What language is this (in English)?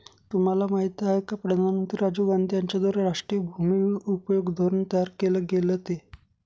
Marathi